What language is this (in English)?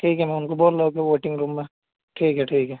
Urdu